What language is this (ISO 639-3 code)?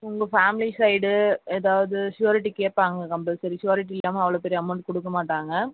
tam